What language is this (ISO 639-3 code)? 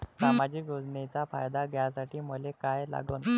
mar